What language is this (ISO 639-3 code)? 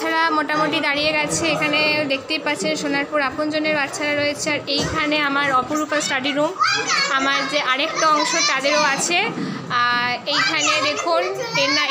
ron